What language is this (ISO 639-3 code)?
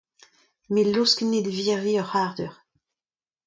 bre